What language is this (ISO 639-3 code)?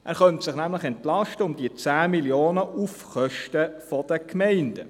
gsw